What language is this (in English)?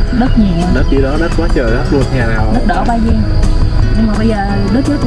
Vietnamese